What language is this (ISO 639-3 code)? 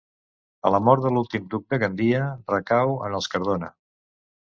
cat